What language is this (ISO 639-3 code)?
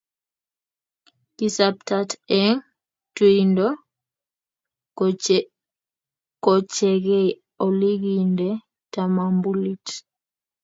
kln